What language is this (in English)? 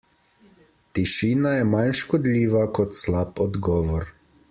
Slovenian